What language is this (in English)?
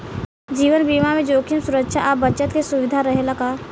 Bhojpuri